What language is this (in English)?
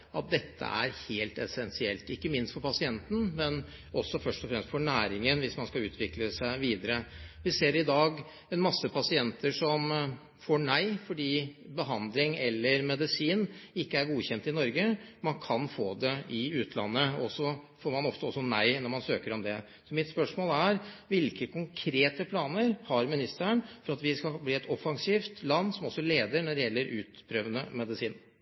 Norwegian Bokmål